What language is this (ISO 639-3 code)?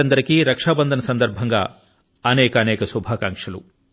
tel